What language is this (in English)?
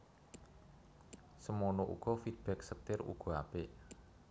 Javanese